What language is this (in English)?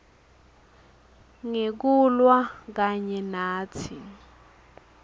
Swati